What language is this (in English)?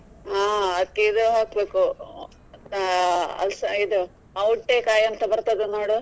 Kannada